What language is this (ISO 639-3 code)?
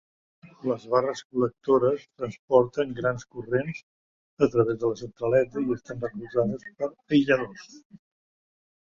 cat